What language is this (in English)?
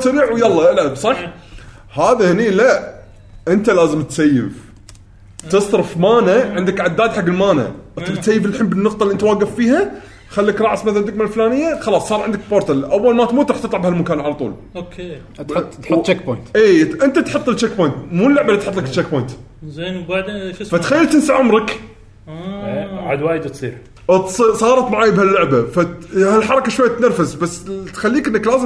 Arabic